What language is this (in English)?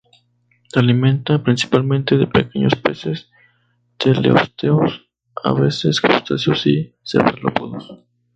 Spanish